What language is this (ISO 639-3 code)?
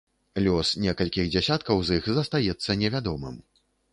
bel